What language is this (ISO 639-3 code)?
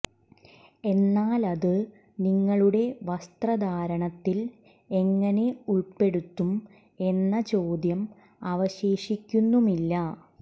mal